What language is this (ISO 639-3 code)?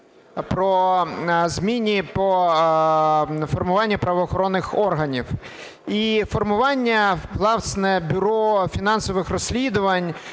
ukr